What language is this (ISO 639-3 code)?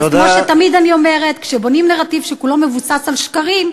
heb